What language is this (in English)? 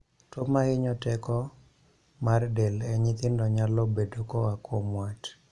Luo (Kenya and Tanzania)